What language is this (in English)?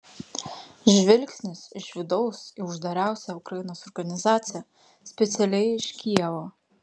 Lithuanian